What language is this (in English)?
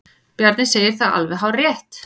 Icelandic